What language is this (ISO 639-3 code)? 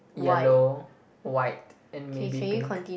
eng